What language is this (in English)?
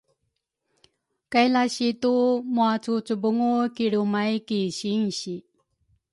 Rukai